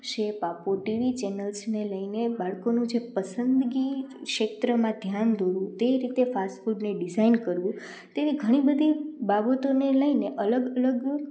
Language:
Gujarati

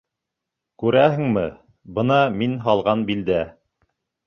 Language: Bashkir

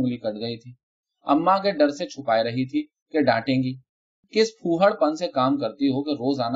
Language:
Urdu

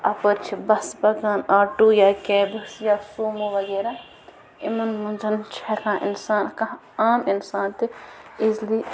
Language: Kashmiri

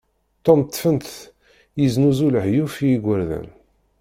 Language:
Kabyle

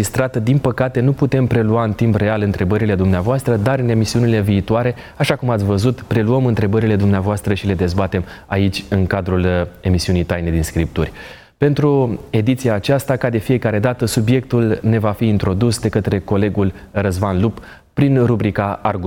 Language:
Romanian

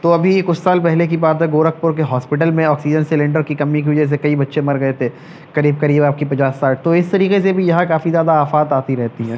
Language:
Urdu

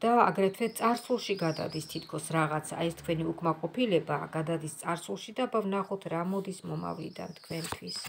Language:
Romanian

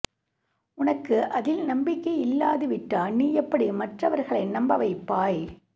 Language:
Tamil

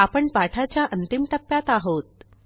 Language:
Marathi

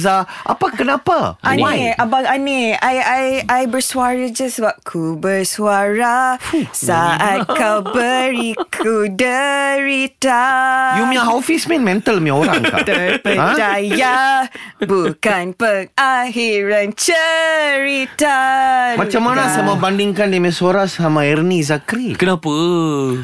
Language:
Malay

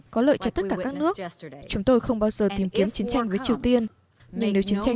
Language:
Vietnamese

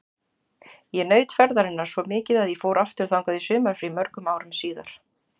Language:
Icelandic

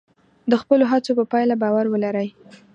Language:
Pashto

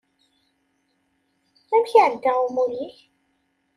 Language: Kabyle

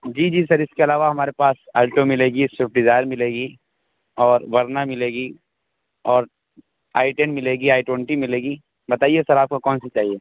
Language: Urdu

